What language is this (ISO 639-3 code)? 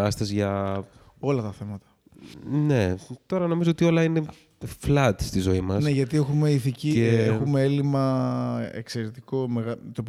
ell